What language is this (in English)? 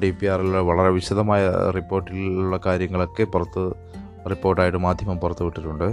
Malayalam